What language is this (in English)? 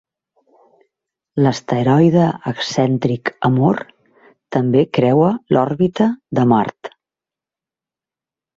Catalan